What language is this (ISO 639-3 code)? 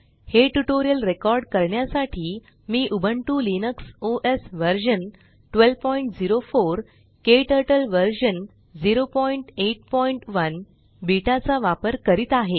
mar